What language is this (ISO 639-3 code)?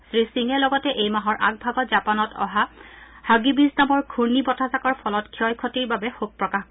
asm